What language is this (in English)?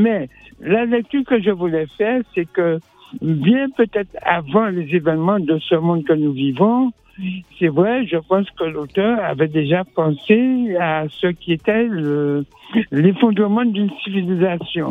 French